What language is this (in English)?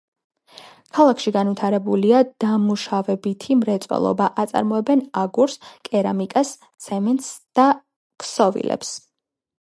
Georgian